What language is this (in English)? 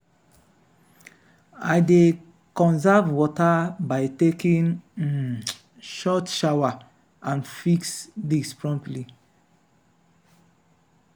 Nigerian Pidgin